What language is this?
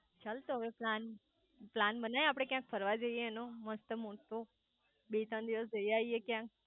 Gujarati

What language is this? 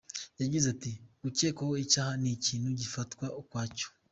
Kinyarwanda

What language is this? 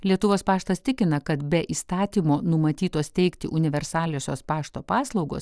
Lithuanian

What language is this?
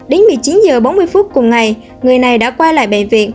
Vietnamese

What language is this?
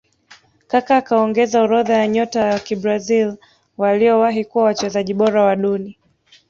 Swahili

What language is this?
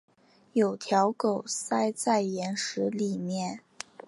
Chinese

